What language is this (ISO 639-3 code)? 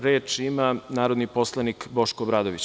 srp